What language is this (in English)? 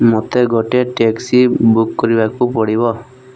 Odia